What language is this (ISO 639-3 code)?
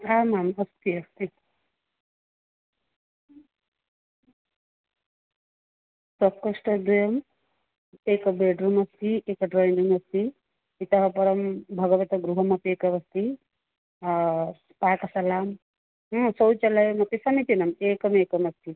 san